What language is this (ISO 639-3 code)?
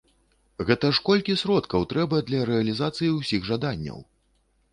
bel